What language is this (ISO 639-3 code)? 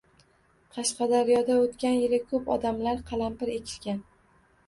uzb